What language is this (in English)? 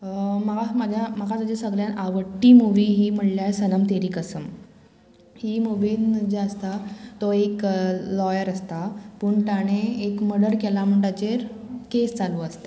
Konkani